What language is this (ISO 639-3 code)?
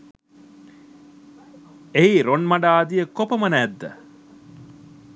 sin